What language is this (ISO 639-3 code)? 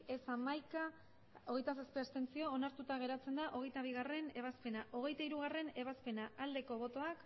eus